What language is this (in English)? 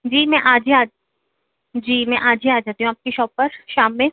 Urdu